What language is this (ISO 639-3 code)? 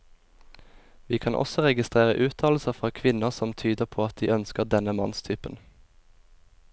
nor